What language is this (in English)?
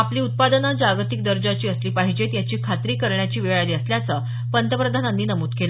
Marathi